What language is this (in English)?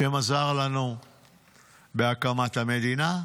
Hebrew